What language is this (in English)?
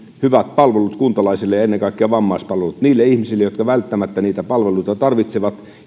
Finnish